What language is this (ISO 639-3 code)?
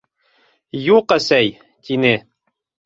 bak